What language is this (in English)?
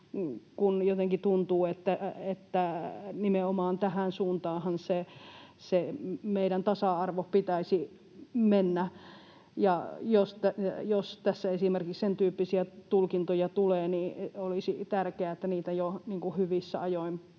Finnish